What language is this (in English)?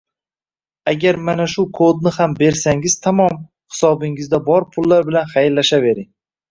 Uzbek